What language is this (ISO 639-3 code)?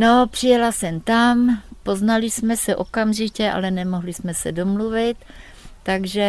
ces